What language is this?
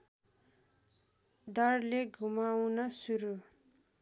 Nepali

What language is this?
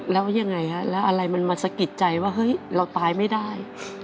Thai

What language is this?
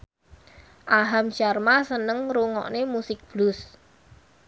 Javanese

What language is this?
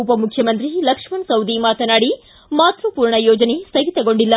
Kannada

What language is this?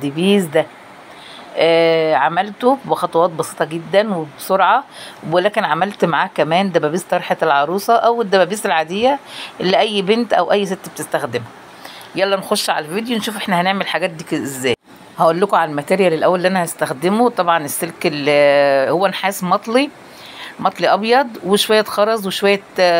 Arabic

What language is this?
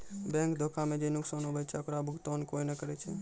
Maithili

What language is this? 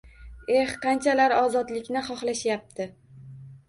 Uzbek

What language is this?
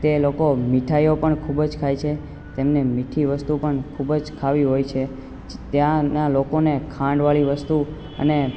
Gujarati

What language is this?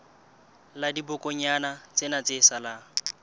Southern Sotho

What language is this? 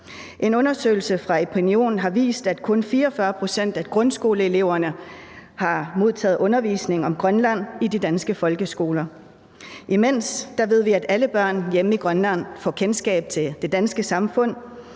Danish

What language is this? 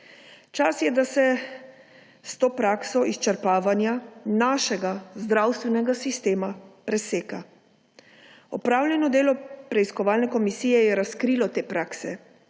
Slovenian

